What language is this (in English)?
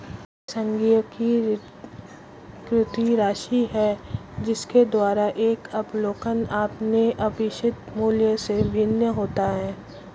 Hindi